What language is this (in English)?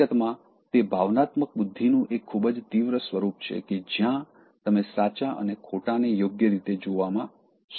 Gujarati